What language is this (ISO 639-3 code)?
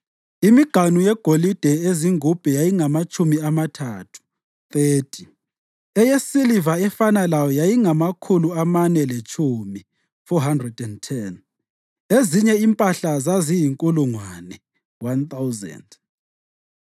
nde